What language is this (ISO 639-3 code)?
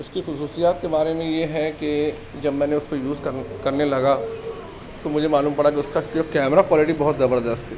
urd